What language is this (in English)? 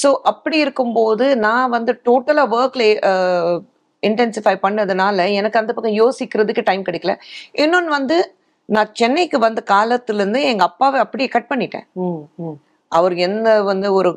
Tamil